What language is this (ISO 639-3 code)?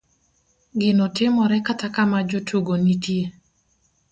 luo